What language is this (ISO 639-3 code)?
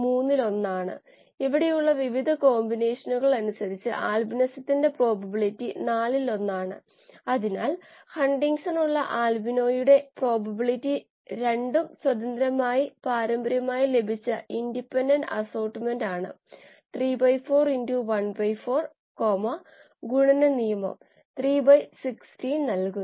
mal